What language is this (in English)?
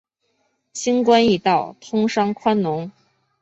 Chinese